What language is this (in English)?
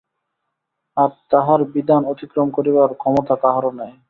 Bangla